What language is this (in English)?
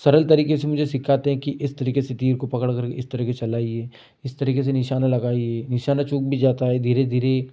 Hindi